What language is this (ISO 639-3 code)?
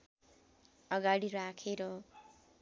nep